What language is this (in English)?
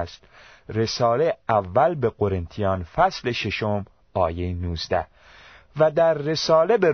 Persian